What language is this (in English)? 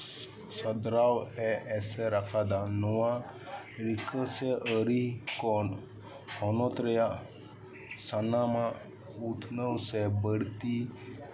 Santali